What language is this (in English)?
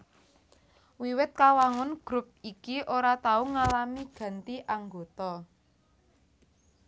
Javanese